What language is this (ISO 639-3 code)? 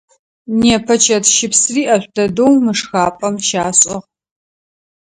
ady